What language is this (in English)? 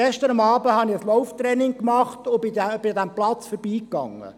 Swiss German